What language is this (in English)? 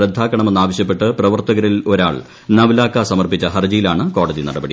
Malayalam